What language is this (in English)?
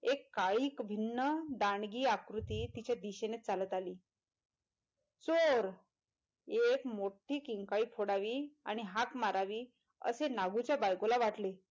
Marathi